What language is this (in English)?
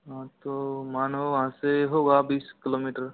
Hindi